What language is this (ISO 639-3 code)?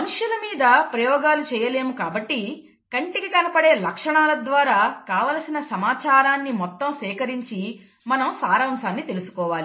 tel